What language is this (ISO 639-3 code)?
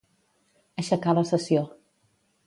cat